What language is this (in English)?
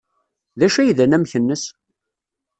Kabyle